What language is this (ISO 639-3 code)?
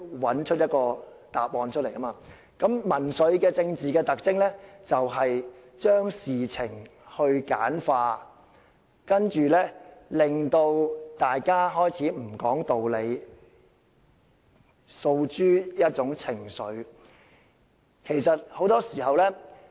yue